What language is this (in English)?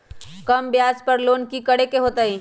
Magahi